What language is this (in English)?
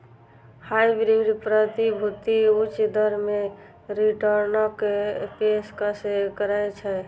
Maithili